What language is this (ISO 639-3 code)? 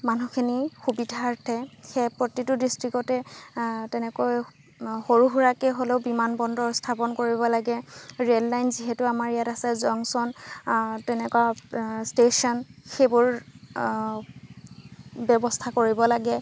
asm